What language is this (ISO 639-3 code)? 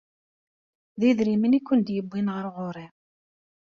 kab